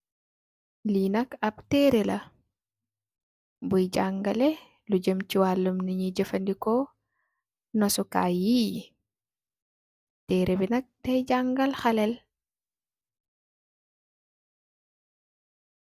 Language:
Wolof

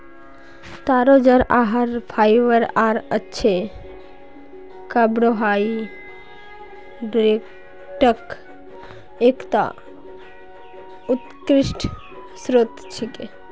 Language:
Magahi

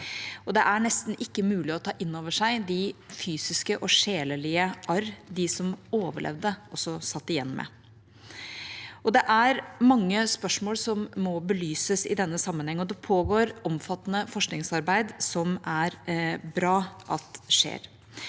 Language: Norwegian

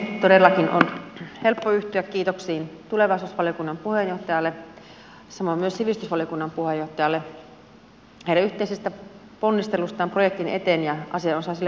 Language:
Finnish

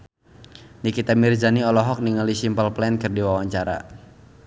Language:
Sundanese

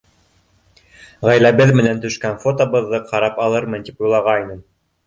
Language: Bashkir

